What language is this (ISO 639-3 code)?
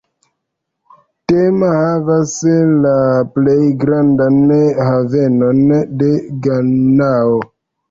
epo